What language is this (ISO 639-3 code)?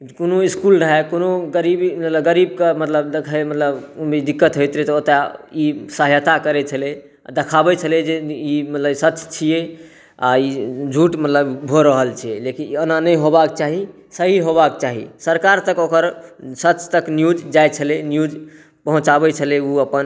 mai